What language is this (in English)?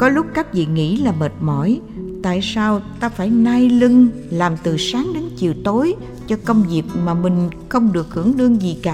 Vietnamese